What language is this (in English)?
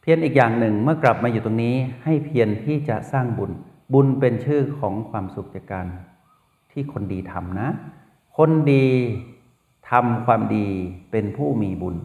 Thai